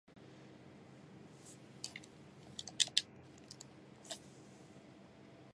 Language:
Japanese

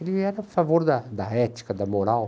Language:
Portuguese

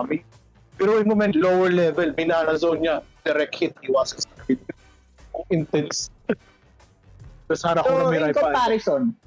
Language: Filipino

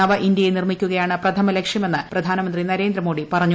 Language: Malayalam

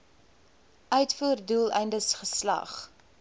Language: Afrikaans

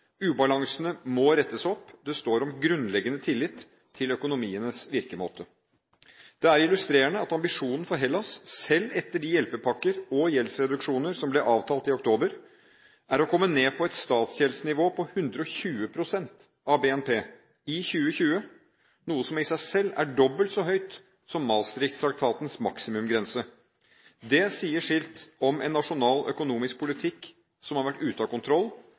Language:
Norwegian Bokmål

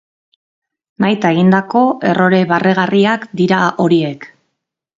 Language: Basque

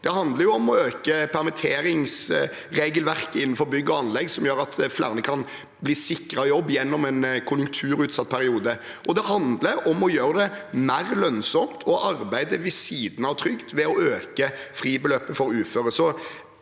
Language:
Norwegian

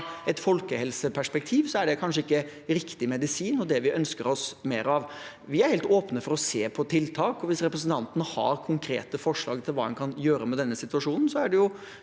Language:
Norwegian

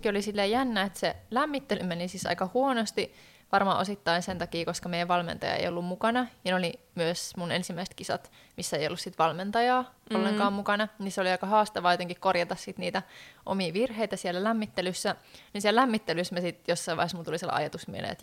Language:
Finnish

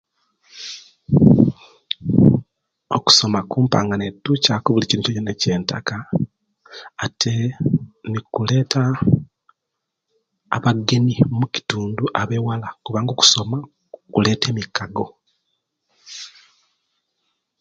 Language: Kenyi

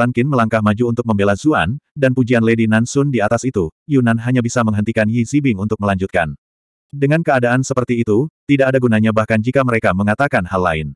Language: Indonesian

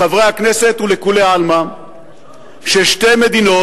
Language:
Hebrew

